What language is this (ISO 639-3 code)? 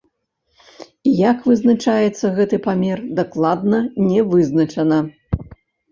bel